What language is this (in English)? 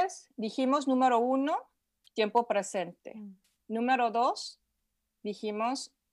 Spanish